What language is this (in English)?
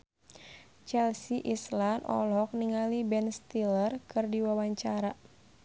Sundanese